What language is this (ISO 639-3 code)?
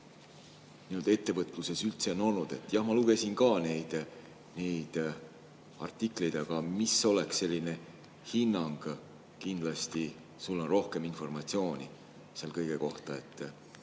est